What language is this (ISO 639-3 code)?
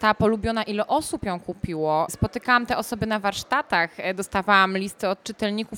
pol